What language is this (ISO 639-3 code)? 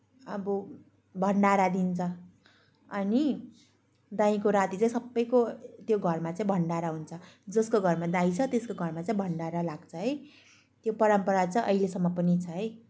nep